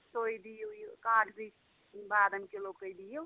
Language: Kashmiri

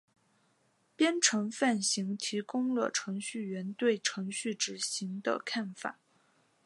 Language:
Chinese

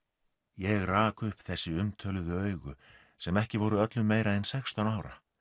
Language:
Icelandic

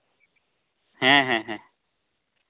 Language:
Santali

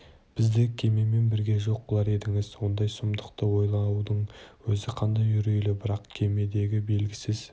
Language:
Kazakh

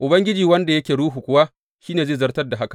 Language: Hausa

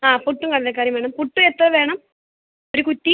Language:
Malayalam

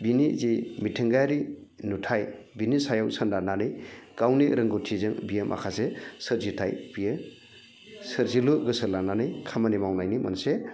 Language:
Bodo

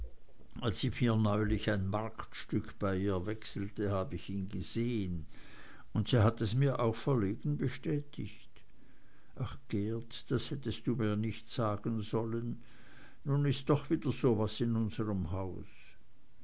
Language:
German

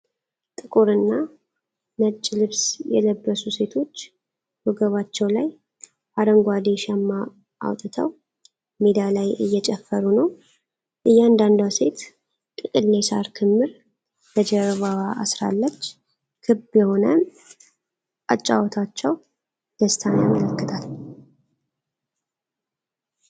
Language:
Amharic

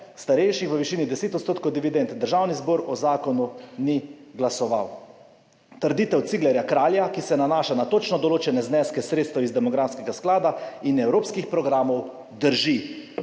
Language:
Slovenian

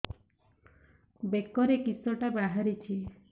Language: Odia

